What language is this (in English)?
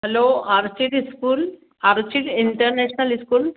Sindhi